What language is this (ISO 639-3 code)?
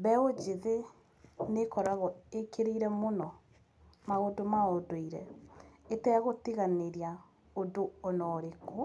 kik